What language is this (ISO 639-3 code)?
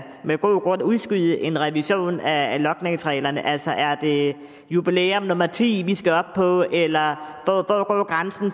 dan